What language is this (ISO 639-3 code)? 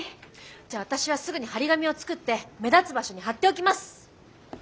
jpn